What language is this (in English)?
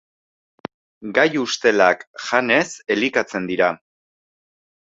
Basque